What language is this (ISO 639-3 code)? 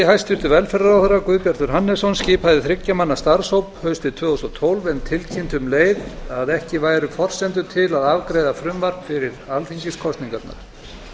isl